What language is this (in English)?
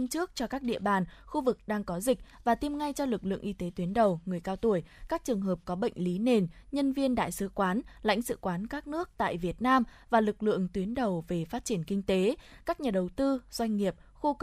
Vietnamese